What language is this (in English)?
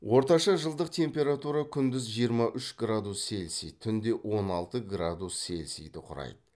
Kazakh